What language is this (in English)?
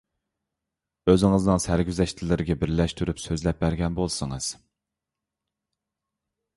Uyghur